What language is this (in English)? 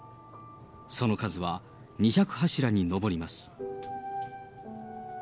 Japanese